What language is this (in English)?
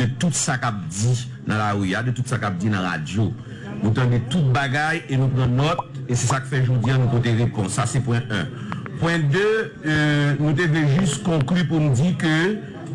French